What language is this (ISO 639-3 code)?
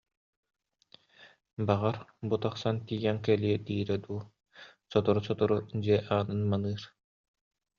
sah